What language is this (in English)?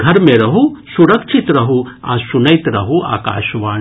Maithili